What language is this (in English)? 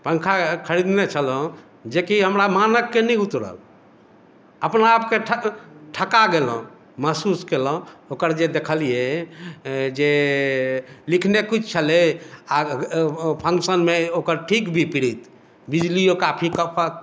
Maithili